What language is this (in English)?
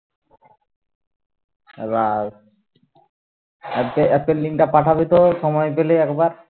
Bangla